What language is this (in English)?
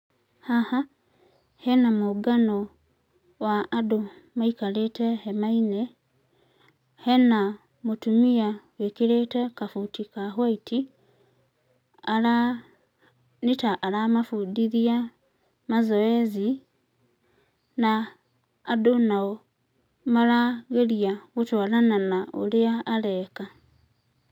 Kikuyu